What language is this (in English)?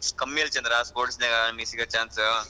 Kannada